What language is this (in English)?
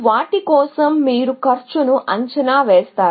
Telugu